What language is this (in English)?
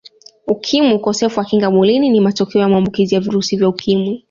Swahili